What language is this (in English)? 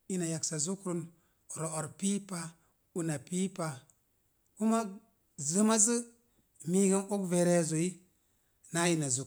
Mom Jango